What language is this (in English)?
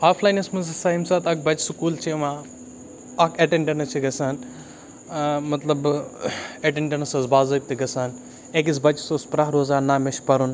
Kashmiri